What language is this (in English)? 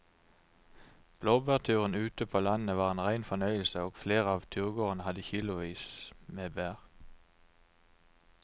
Norwegian